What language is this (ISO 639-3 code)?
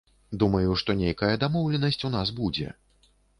bel